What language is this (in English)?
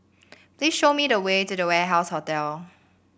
English